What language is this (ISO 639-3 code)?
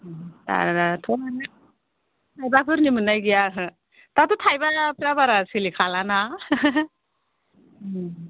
brx